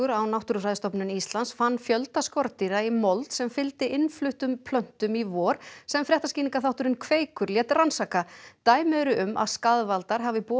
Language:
Icelandic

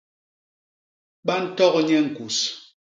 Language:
Basaa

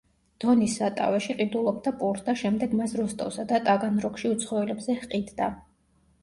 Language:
Georgian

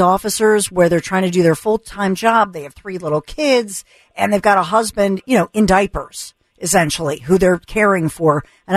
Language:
English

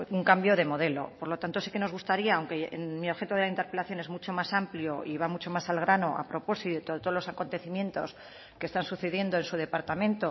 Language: Spanish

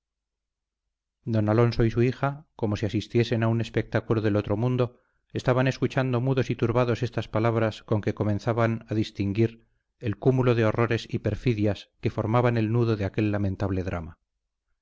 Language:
Spanish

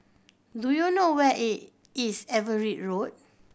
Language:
English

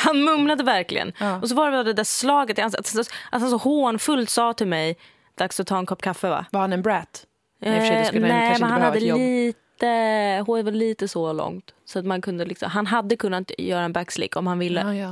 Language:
Swedish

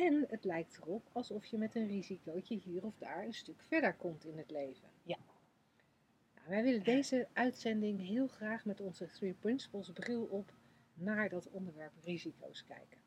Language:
Dutch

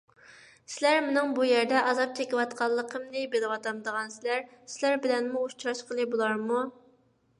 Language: Uyghur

